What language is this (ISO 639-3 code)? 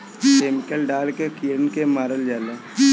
bho